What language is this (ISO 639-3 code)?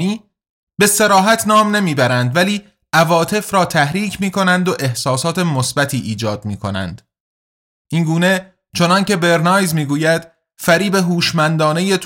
fas